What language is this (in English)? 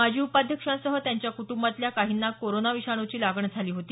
Marathi